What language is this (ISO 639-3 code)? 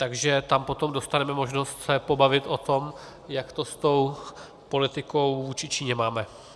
ces